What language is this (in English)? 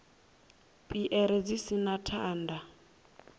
Venda